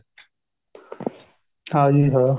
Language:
Punjabi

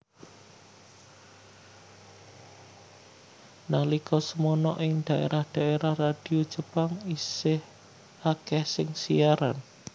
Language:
Javanese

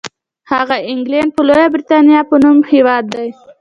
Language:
Pashto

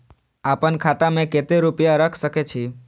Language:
Maithili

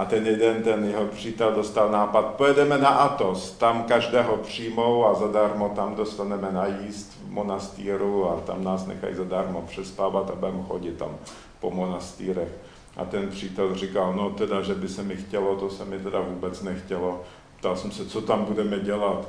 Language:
Czech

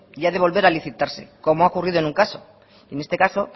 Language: Spanish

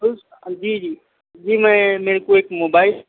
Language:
Urdu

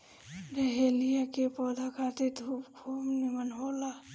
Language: Bhojpuri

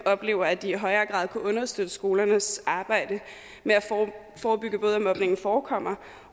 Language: Danish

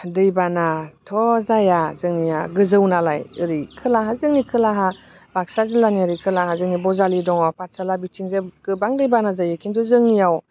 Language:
Bodo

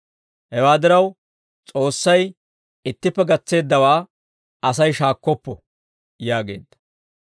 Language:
Dawro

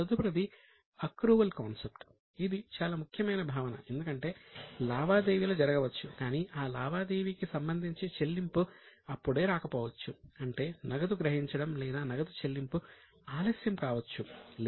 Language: Telugu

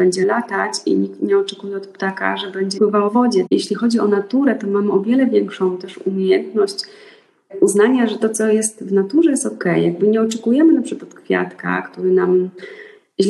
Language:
Polish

